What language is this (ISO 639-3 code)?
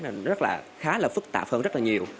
vie